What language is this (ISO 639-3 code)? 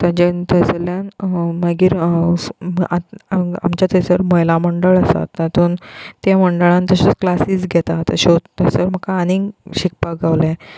kok